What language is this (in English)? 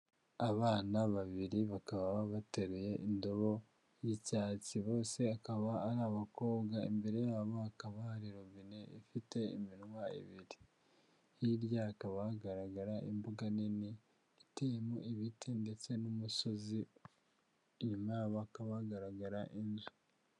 Kinyarwanda